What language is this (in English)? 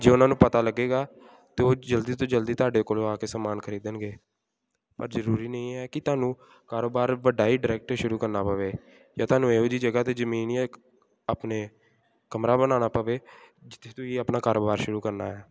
Punjabi